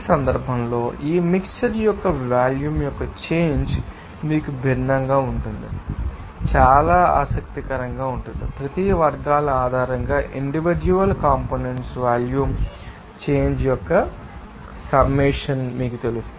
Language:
Telugu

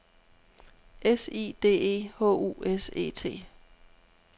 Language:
Danish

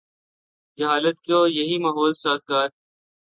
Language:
Urdu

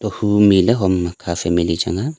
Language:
Wancho Naga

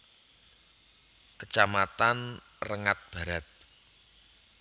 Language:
Javanese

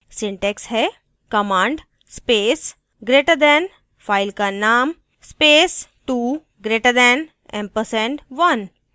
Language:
Hindi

